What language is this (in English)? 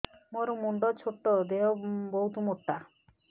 Odia